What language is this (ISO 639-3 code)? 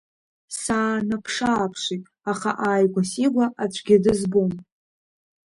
abk